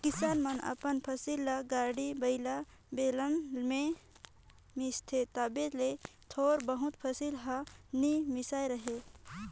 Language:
Chhattisgarhi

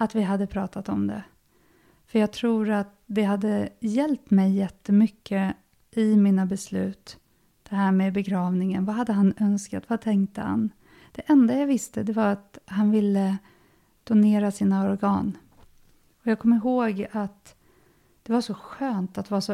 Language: Swedish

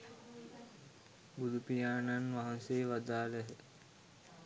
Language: Sinhala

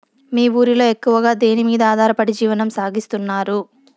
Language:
Telugu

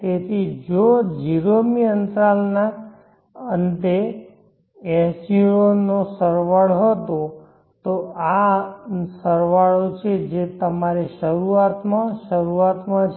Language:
Gujarati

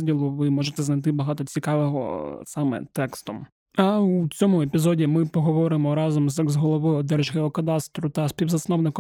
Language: Ukrainian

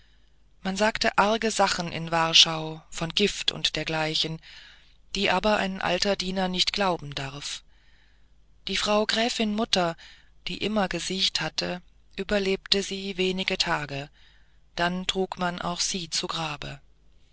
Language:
German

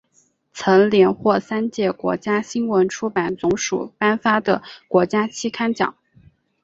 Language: Chinese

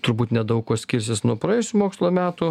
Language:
Lithuanian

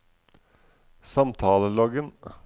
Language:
Norwegian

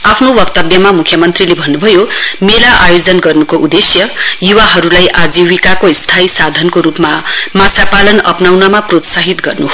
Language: Nepali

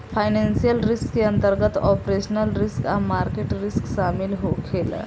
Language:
Bhojpuri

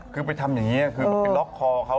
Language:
Thai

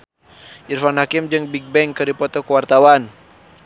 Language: Sundanese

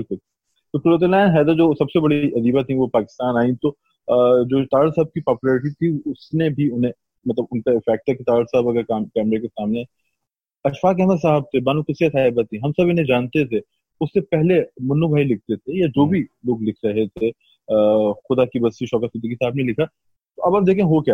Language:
Urdu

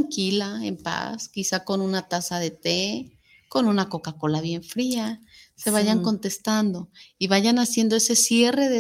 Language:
Spanish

